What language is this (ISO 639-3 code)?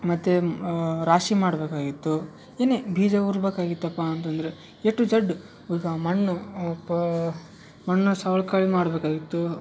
kan